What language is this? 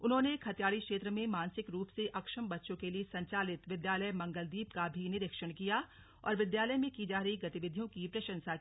Hindi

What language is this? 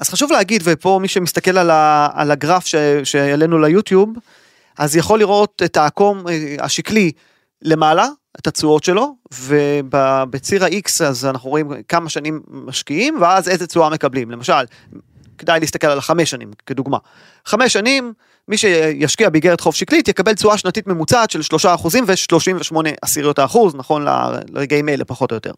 Hebrew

